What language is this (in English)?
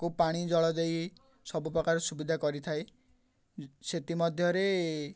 Odia